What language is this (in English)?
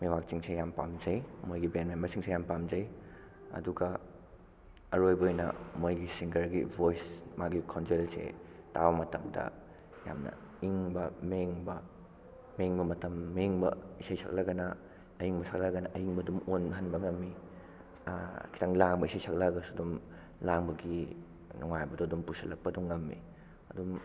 Manipuri